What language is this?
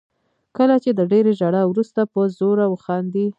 Pashto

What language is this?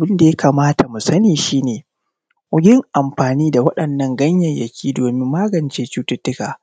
Hausa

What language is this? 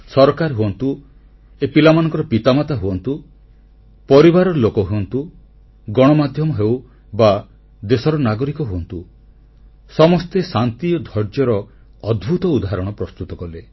Odia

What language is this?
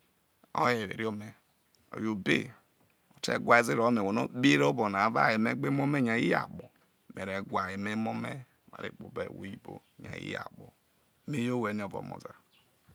Isoko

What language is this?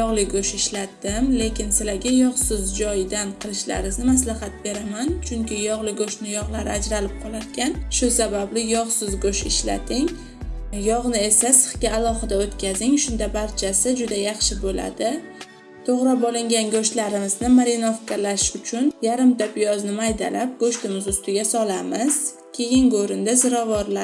Uzbek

